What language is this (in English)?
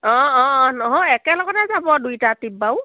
Assamese